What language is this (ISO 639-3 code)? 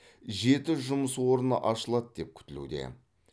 kaz